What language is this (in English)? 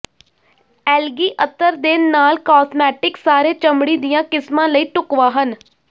Punjabi